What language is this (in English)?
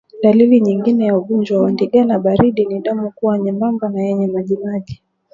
Swahili